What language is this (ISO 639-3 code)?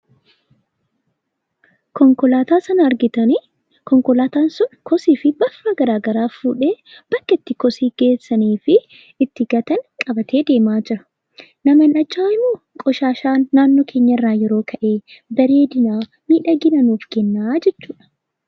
orm